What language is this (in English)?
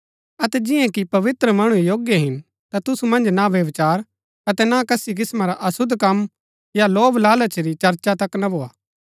Gaddi